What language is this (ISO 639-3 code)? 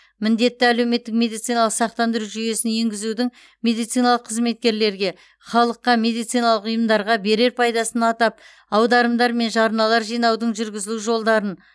kaz